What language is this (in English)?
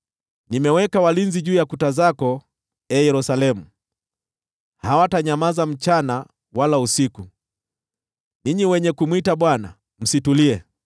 Swahili